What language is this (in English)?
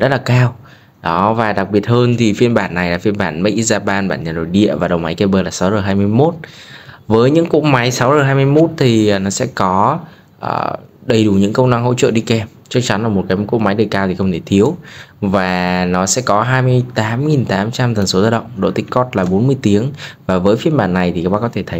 Vietnamese